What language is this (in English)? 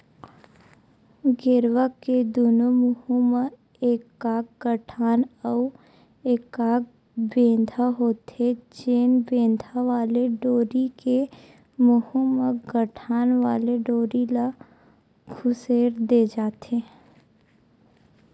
Chhattisgarhi